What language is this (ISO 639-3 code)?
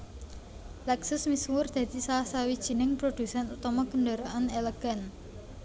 jav